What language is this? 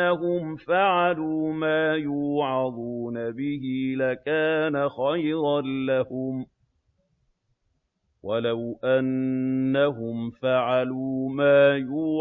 Arabic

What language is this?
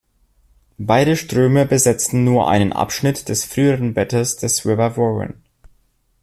German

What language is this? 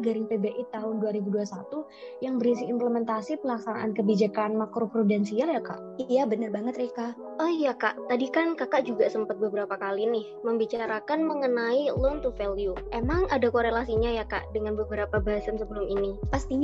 Indonesian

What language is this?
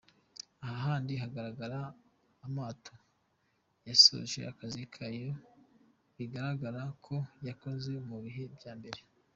Kinyarwanda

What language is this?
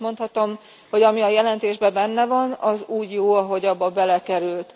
Hungarian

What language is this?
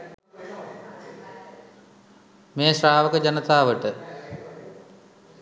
Sinhala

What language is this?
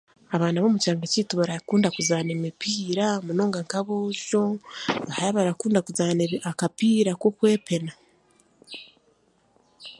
Chiga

